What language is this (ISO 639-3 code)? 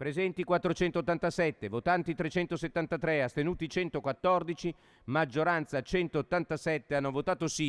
ita